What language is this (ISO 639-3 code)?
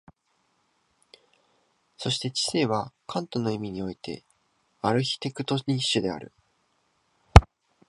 jpn